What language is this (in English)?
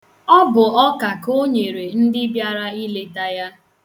Igbo